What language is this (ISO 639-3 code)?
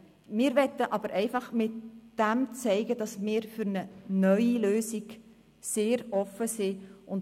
gsw